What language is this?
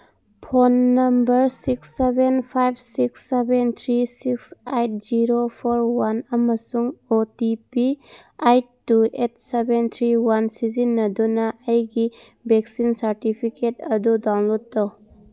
Manipuri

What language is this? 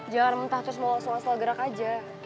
Indonesian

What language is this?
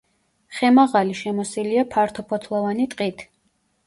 Georgian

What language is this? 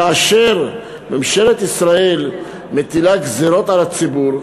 Hebrew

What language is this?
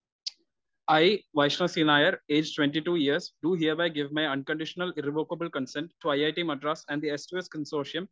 Malayalam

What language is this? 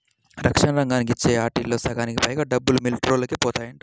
Telugu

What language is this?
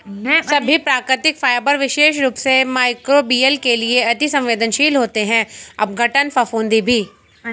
Hindi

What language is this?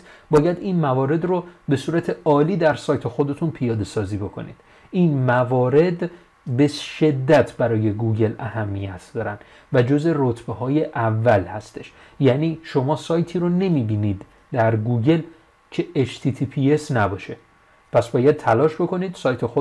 Persian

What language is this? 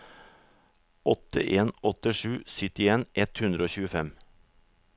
Norwegian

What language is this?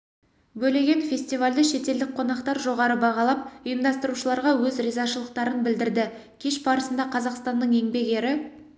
Kazakh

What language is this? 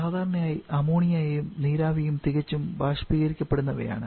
Malayalam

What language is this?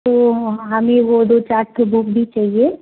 Hindi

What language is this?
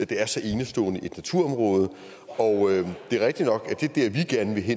Danish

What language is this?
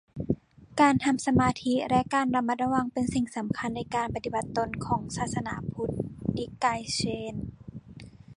Thai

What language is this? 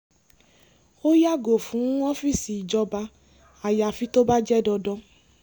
Yoruba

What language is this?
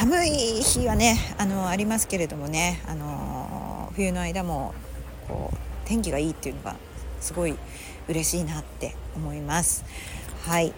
Japanese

